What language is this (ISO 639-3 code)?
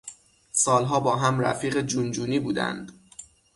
fas